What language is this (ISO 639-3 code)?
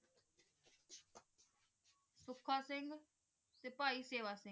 pan